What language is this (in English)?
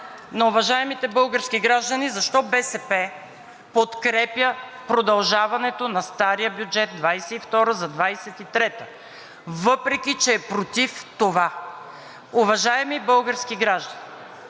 Bulgarian